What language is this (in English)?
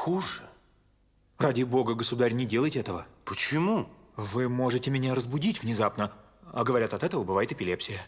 Russian